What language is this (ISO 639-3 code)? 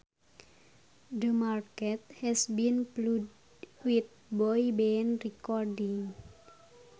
sun